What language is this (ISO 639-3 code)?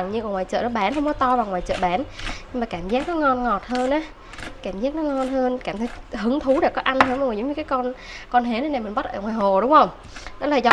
vie